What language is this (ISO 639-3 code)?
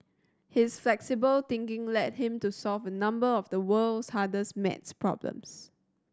eng